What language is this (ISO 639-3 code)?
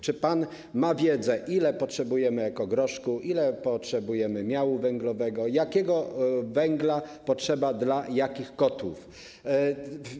pol